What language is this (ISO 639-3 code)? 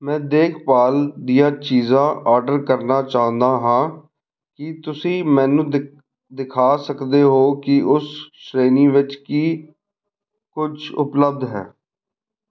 pan